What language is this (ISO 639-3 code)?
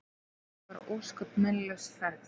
isl